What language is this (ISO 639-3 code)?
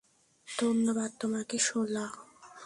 ben